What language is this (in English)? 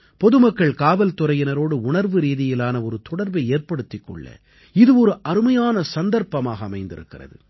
Tamil